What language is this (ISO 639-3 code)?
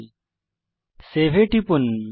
ben